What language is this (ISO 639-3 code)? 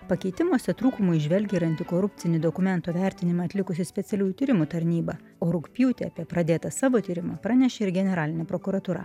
lit